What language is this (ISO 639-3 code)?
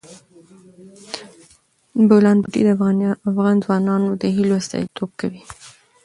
pus